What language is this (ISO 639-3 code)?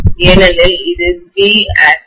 tam